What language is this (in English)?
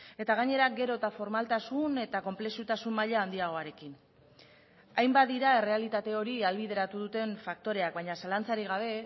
Basque